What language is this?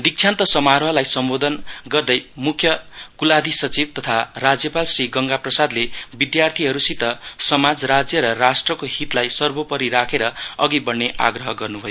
Nepali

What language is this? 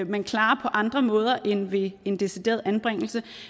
Danish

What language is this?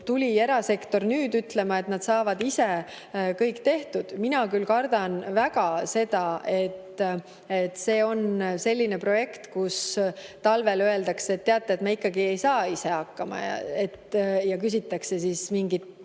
Estonian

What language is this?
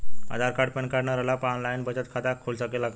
Bhojpuri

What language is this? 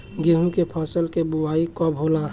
Bhojpuri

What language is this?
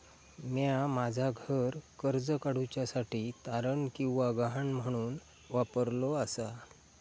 Marathi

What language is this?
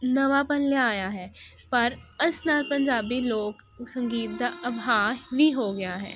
Punjabi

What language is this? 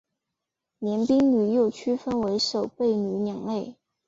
Chinese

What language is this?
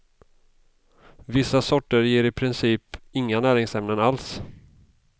Swedish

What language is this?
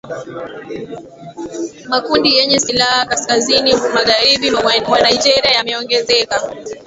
Swahili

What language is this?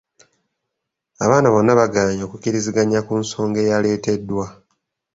Ganda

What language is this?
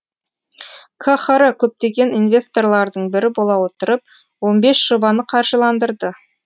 Kazakh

